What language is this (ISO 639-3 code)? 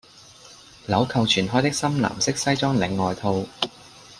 yue